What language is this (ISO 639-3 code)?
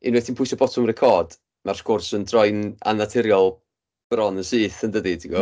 cym